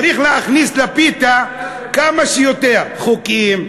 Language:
Hebrew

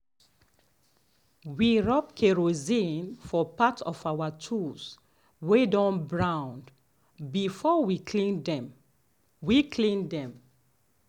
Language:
Nigerian Pidgin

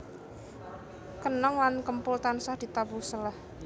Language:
Javanese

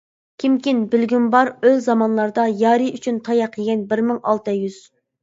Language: Uyghur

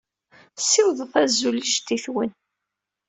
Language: Kabyle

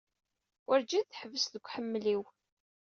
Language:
Kabyle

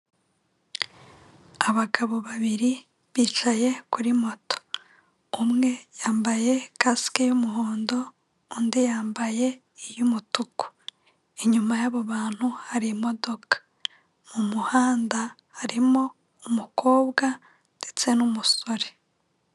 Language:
Kinyarwanda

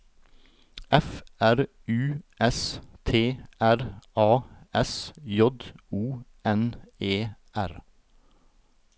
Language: Norwegian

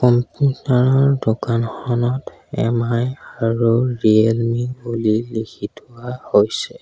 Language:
Assamese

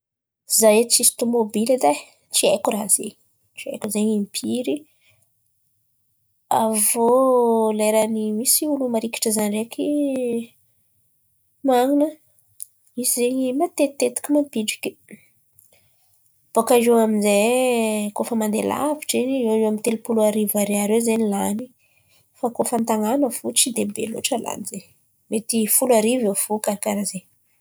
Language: Antankarana Malagasy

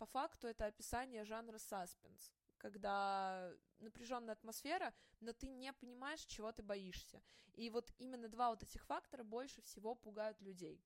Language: Russian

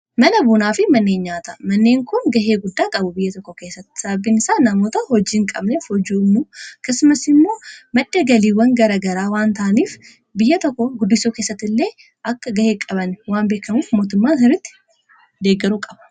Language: Oromo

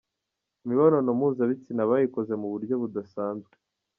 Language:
Kinyarwanda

